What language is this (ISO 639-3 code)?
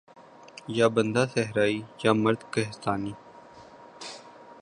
urd